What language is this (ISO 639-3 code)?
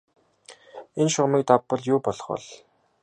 mon